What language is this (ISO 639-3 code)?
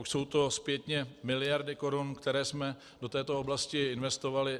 ces